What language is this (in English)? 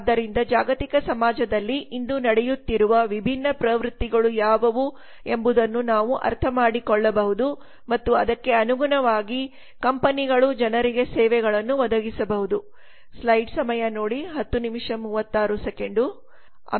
Kannada